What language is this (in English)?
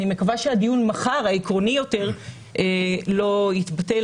Hebrew